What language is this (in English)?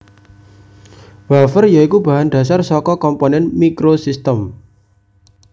Javanese